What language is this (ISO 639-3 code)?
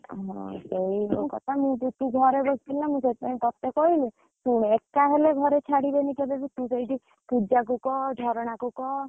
ori